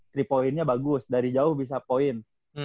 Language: Indonesian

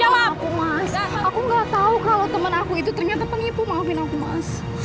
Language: Indonesian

